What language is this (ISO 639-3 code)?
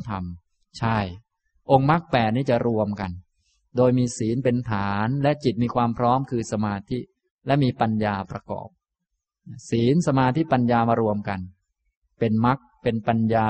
tha